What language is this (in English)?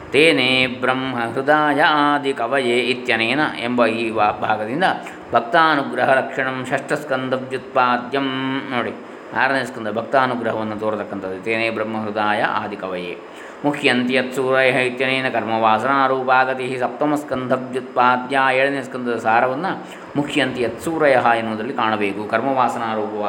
Kannada